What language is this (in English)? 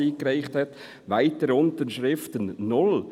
Swiss German